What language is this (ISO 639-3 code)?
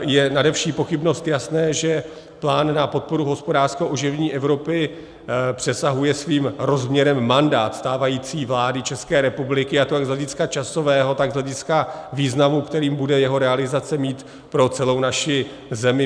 ces